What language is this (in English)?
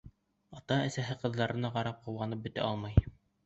Bashkir